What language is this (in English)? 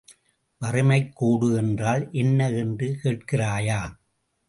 Tamil